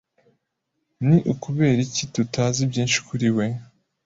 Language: Kinyarwanda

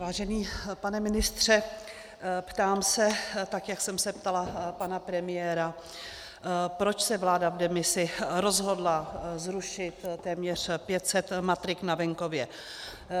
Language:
Czech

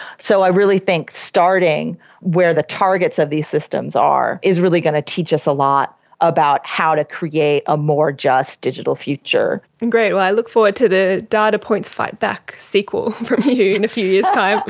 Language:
English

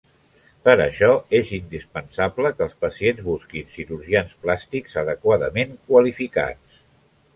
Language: Catalan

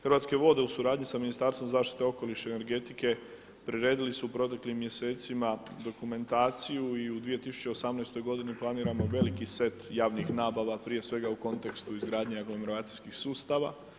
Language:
Croatian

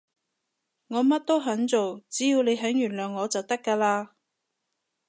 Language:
Cantonese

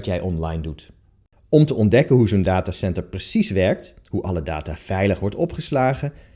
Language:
Dutch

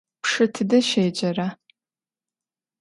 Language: Adyghe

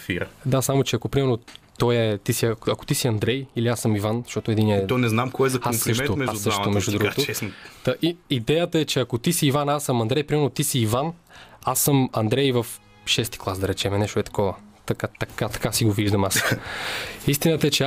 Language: Bulgarian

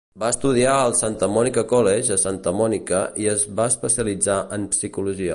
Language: Catalan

